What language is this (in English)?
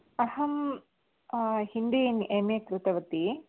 Sanskrit